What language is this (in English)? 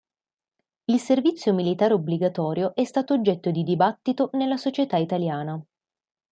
Italian